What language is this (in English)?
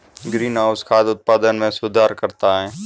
Hindi